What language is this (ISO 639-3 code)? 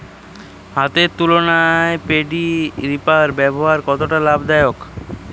ben